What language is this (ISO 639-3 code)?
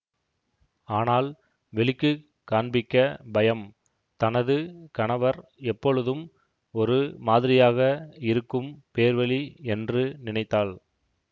tam